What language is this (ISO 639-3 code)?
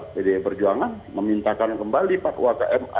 ind